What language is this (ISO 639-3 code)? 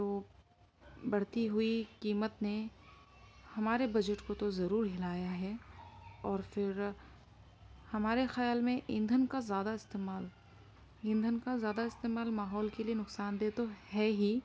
urd